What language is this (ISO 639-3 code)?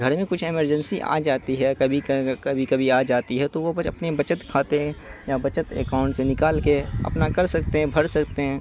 urd